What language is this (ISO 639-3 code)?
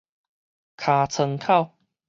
nan